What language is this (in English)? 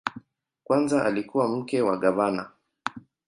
Swahili